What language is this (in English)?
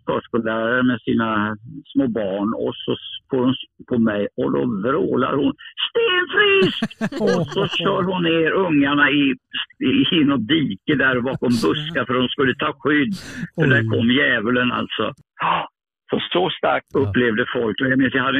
Swedish